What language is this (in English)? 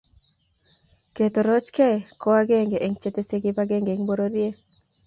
Kalenjin